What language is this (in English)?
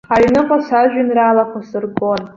Abkhazian